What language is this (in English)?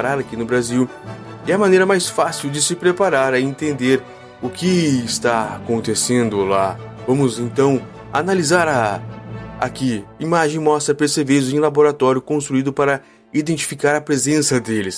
Portuguese